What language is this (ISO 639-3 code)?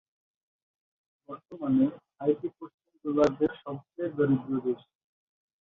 ben